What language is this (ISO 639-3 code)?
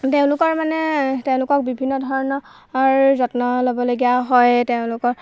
asm